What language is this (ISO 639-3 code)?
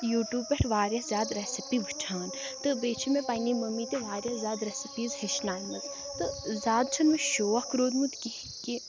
kas